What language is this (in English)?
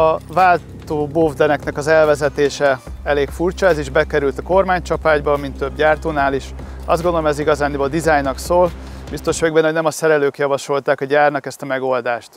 Hungarian